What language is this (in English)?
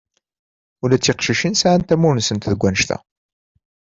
Kabyle